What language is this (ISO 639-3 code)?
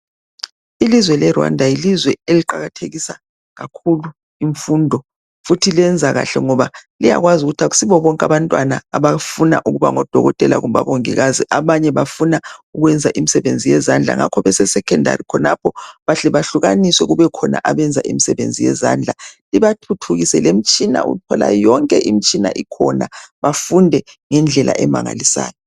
nde